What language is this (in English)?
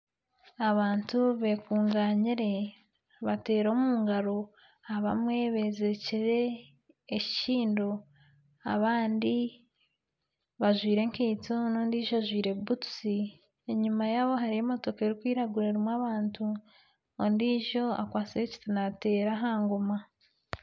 Nyankole